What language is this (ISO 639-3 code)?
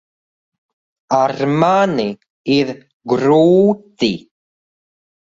lav